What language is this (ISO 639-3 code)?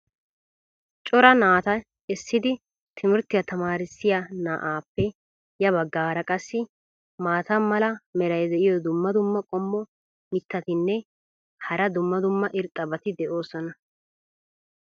wal